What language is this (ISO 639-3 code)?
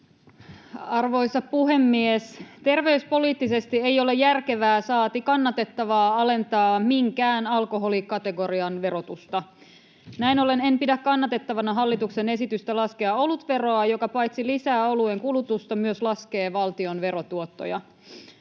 fin